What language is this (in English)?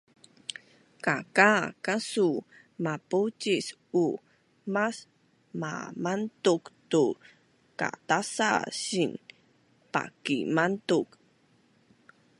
Bunun